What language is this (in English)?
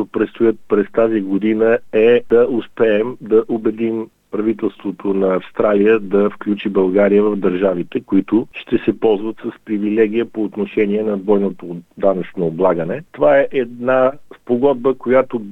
Bulgarian